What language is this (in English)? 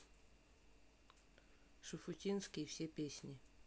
Russian